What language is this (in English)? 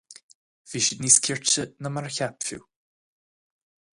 Irish